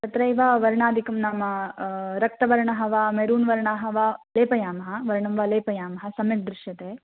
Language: Sanskrit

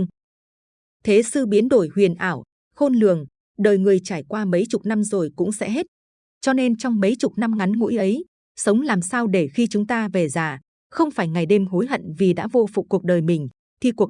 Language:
Vietnamese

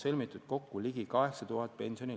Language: Estonian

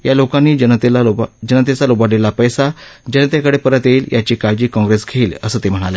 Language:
Marathi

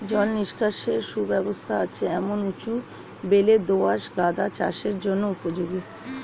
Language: Bangla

